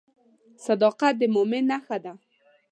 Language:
Pashto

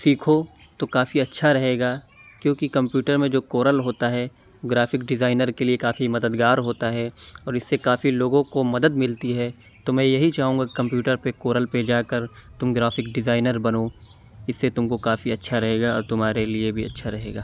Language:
Urdu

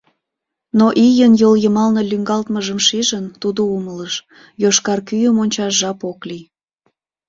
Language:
Mari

